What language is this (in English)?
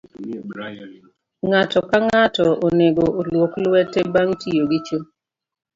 Luo (Kenya and Tanzania)